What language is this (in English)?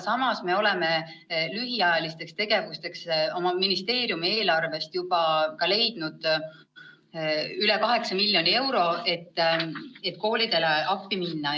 Estonian